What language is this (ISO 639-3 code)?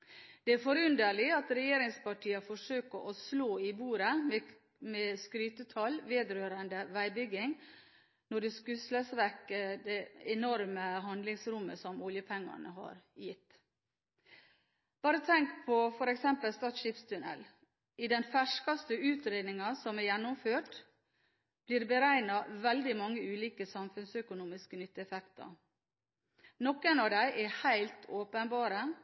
nob